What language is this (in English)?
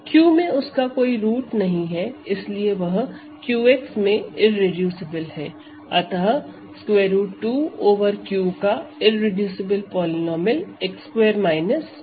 Hindi